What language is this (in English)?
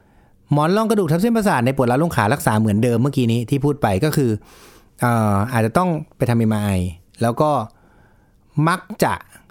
Thai